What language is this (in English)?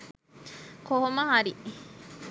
Sinhala